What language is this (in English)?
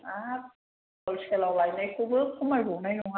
Bodo